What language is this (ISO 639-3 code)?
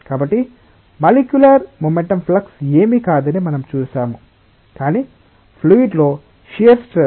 tel